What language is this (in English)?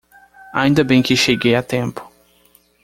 Portuguese